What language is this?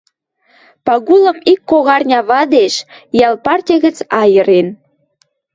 Western Mari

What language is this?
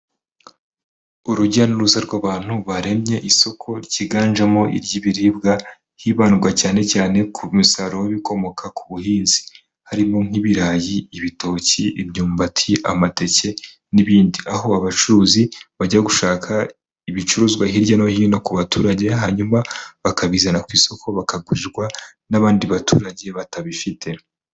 Kinyarwanda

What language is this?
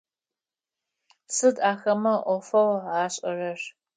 Adyghe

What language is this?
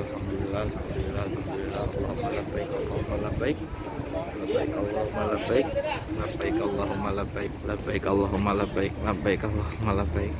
Indonesian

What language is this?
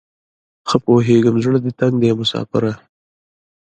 Pashto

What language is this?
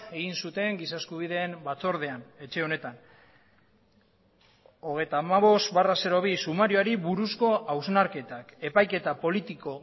Basque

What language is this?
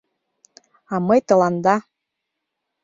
Mari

